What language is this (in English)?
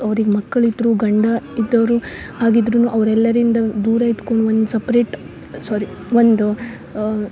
Kannada